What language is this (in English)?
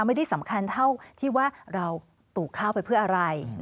Thai